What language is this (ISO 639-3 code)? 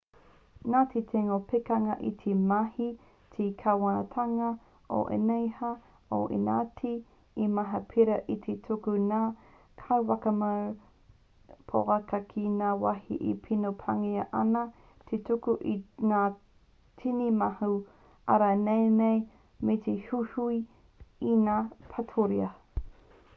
mri